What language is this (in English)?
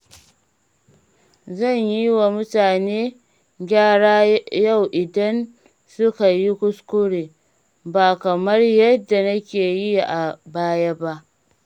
Hausa